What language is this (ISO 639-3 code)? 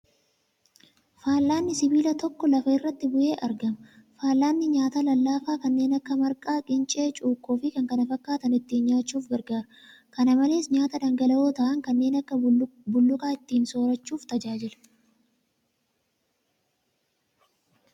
orm